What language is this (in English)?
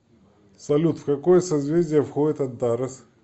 Russian